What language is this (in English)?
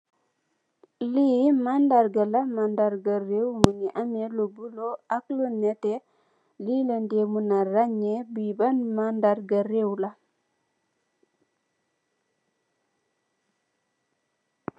Wolof